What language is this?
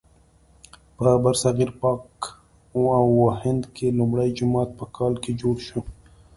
Pashto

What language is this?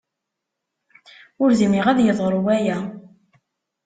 Kabyle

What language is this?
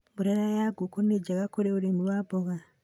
Kikuyu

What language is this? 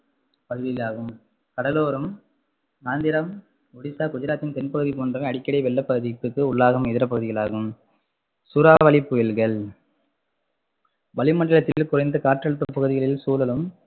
Tamil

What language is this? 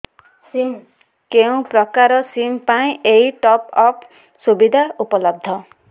Odia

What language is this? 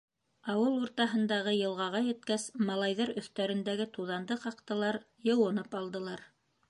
Bashkir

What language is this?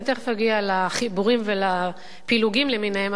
Hebrew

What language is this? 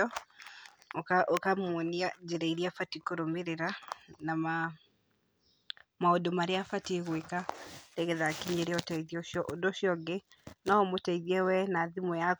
Kikuyu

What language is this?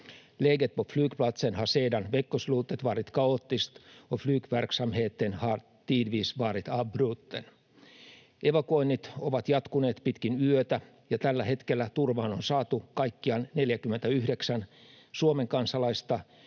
Finnish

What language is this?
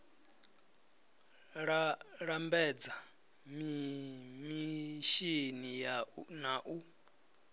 Venda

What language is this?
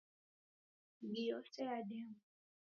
Taita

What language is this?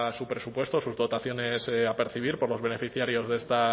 Spanish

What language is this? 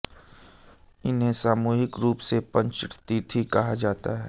Hindi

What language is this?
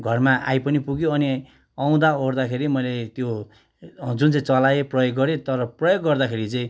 Nepali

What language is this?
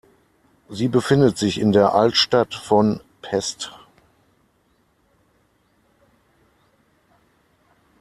German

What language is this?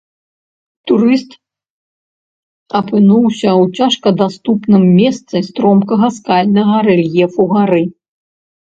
Belarusian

